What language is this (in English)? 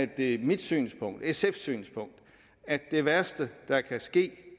Danish